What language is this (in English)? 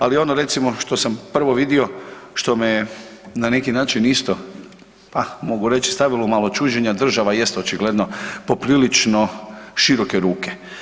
Croatian